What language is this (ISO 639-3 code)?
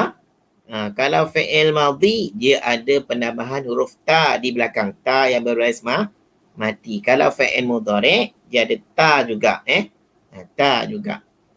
msa